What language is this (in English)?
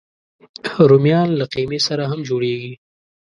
Pashto